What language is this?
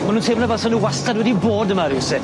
Welsh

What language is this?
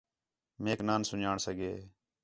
Khetrani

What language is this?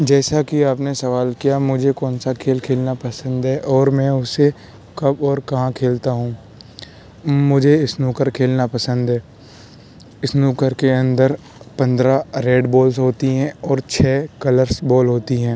Urdu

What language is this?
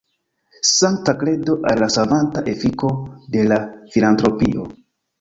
Esperanto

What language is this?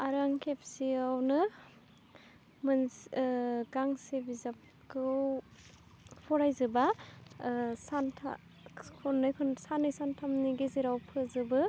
Bodo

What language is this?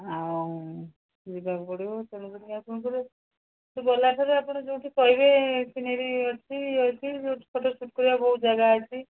Odia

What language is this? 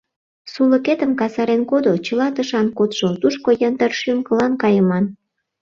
Mari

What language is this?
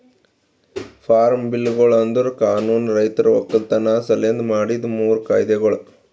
Kannada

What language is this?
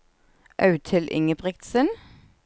Norwegian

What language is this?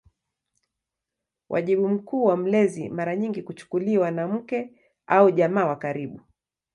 Swahili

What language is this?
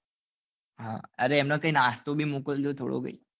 Gujarati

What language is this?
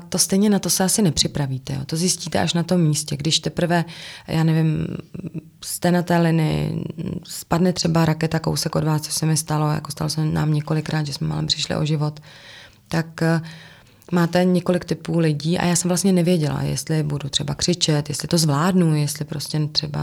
Czech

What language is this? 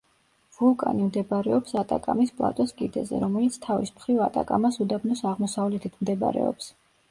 Georgian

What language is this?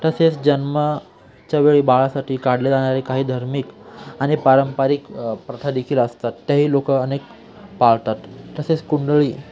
Marathi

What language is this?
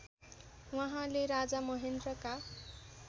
Nepali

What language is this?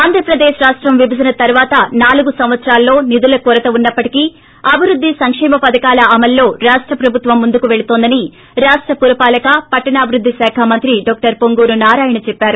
Telugu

